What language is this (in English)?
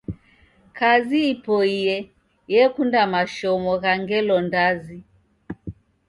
Taita